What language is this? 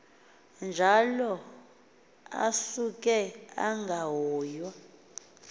Xhosa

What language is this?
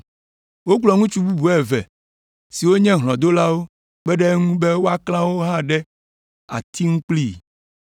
Ewe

